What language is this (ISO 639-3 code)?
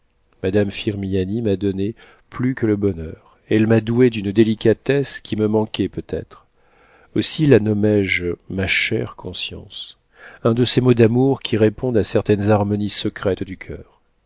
fra